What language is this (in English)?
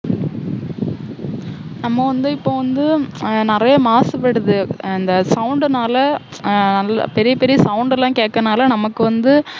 Tamil